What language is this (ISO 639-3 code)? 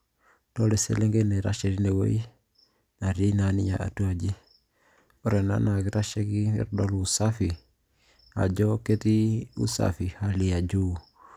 mas